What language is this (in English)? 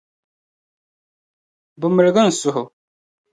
Dagbani